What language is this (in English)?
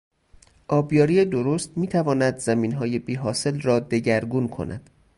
Persian